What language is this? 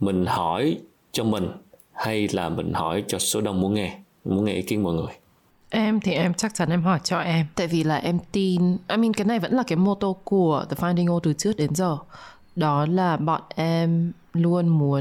Vietnamese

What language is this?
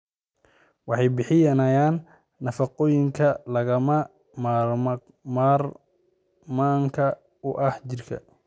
Somali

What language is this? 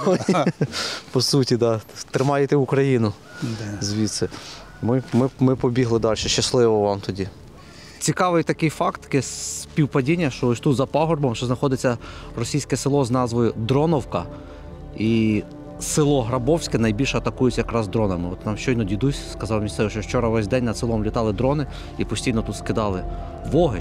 Ukrainian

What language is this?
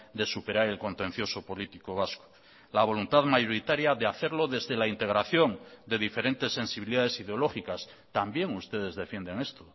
Spanish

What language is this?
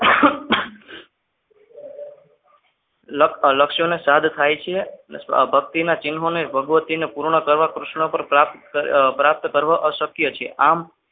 Gujarati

